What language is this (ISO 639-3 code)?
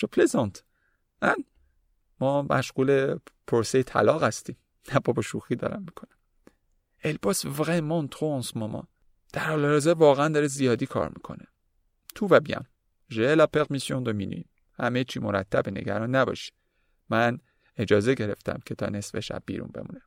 fas